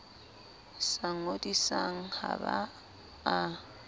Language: Southern Sotho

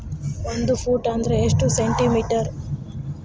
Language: Kannada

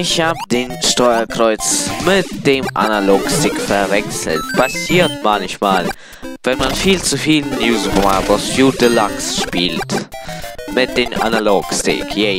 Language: German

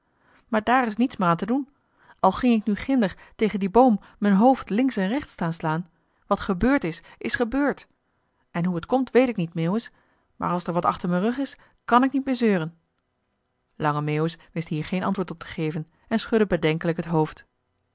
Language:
Dutch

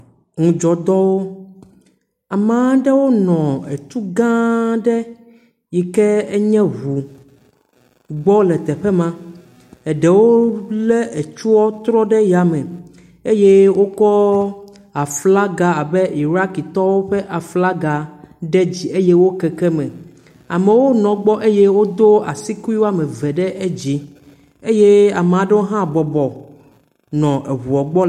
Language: Ewe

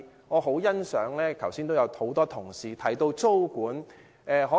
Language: Cantonese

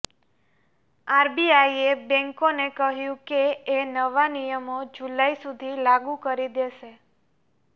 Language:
Gujarati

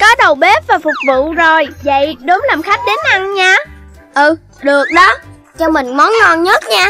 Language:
Vietnamese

